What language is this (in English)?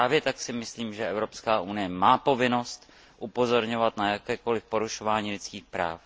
Czech